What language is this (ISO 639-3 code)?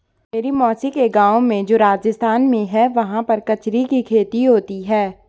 hin